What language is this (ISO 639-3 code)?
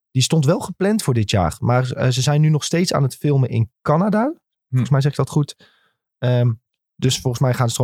nld